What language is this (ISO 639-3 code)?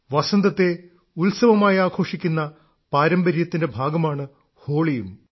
mal